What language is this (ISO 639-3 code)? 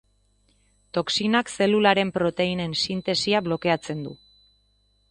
eus